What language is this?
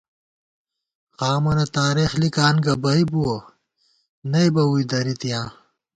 Gawar-Bati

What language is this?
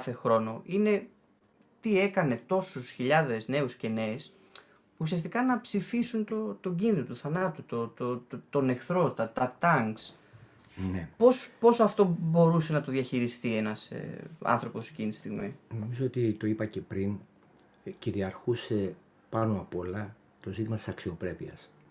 Greek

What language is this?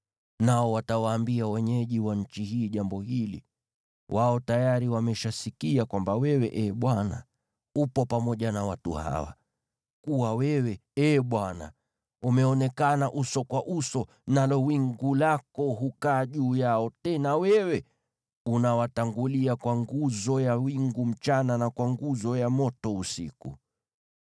Swahili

